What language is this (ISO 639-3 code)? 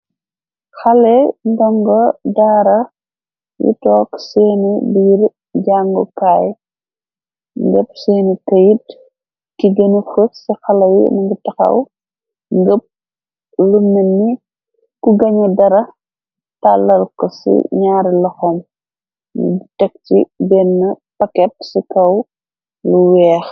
wol